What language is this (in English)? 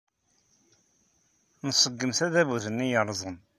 Kabyle